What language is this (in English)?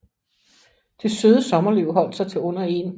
Danish